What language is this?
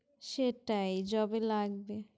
Bangla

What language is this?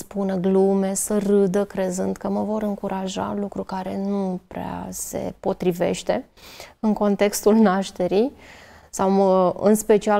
Romanian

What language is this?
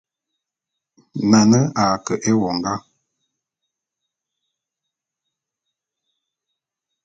Bulu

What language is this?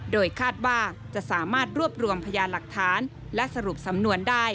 Thai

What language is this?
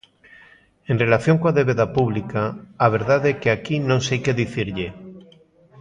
Galician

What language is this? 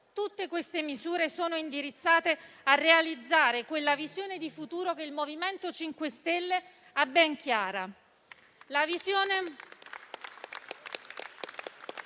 Italian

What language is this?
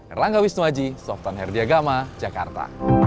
Indonesian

